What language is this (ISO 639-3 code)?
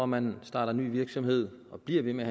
dan